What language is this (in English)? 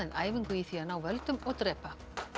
Icelandic